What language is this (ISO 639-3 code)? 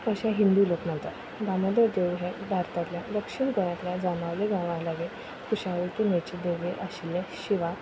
kok